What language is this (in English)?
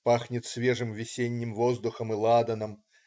Russian